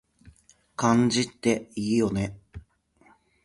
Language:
Japanese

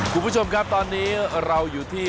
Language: Thai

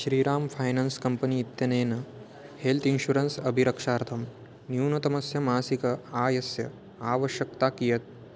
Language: Sanskrit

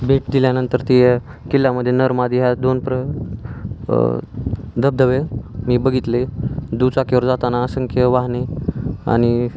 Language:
Marathi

